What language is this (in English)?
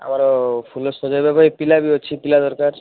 Odia